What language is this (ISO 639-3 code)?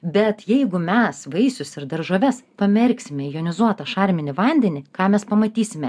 lit